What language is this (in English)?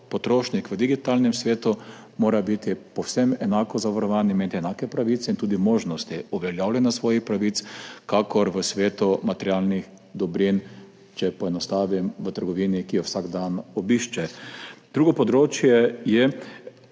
Slovenian